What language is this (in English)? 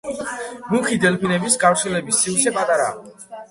Georgian